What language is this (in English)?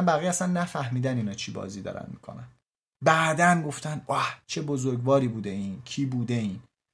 Persian